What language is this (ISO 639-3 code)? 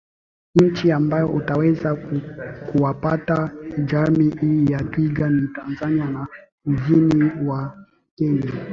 swa